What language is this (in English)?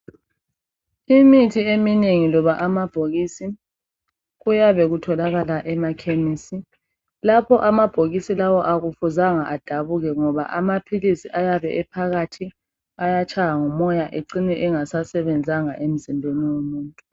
North Ndebele